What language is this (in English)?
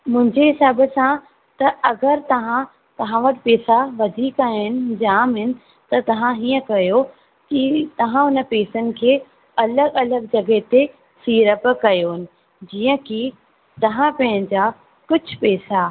Sindhi